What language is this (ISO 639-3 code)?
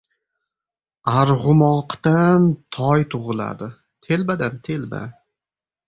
uzb